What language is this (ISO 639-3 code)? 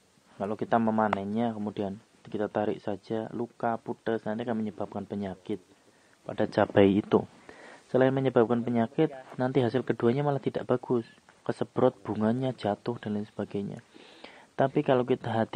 ind